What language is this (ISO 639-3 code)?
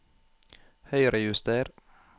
nor